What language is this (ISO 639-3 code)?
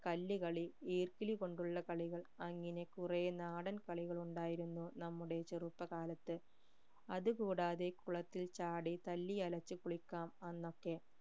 mal